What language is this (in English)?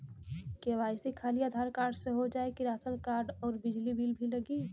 Bhojpuri